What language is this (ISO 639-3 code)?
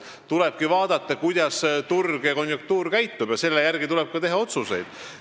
est